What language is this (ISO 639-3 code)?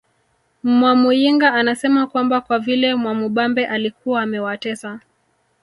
swa